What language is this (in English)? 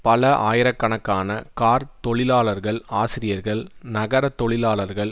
Tamil